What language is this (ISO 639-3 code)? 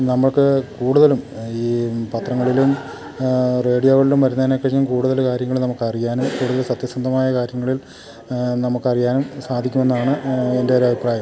mal